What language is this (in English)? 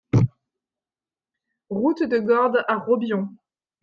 French